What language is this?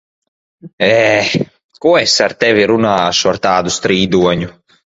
Latvian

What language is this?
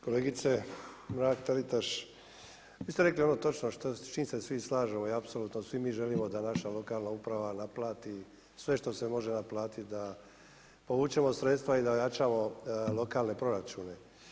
Croatian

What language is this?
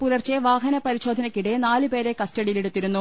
Malayalam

